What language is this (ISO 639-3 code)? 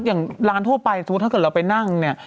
tha